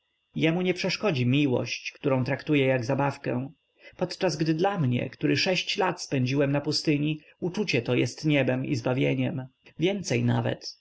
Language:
Polish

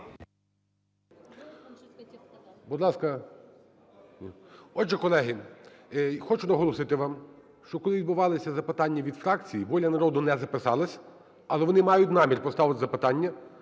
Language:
Ukrainian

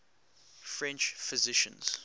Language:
English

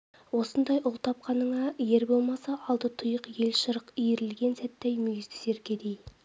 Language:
Kazakh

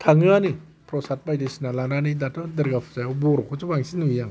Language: Bodo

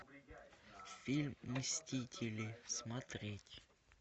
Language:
Russian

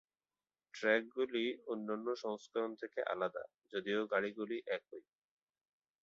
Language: Bangla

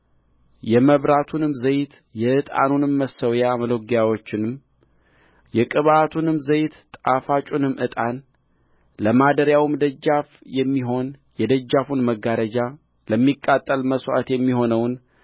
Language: Amharic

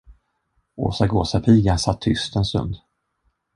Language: Swedish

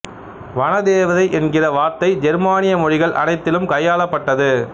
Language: Tamil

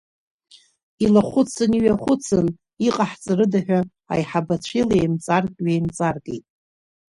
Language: Abkhazian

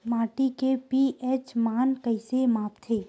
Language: Chhattisgarhi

